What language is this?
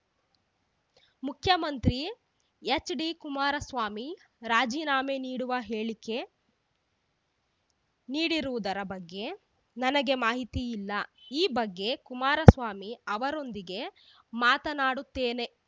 Kannada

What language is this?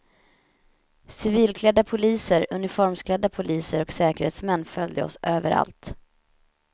Swedish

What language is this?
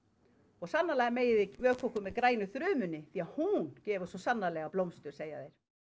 Icelandic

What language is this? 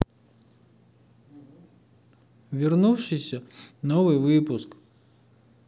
Russian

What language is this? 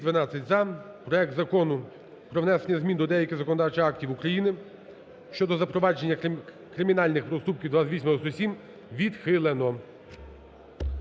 Ukrainian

